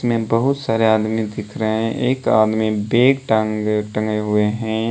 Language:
Hindi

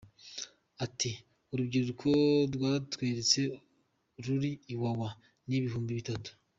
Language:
Kinyarwanda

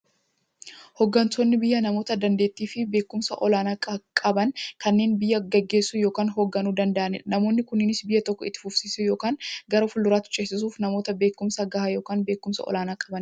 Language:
Oromo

